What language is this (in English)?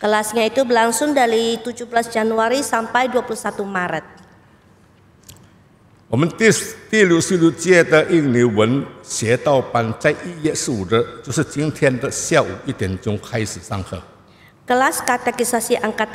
Indonesian